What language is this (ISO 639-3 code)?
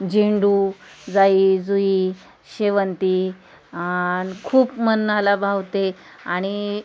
mar